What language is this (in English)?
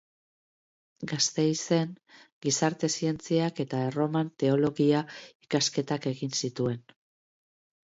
Basque